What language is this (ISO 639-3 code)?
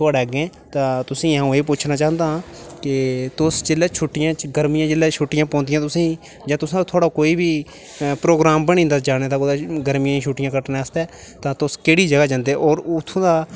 doi